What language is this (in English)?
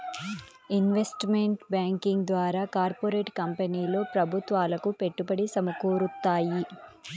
Telugu